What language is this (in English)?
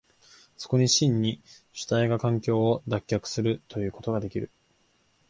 Japanese